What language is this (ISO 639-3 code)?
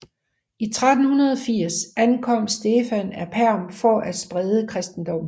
dan